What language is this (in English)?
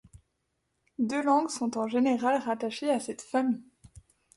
French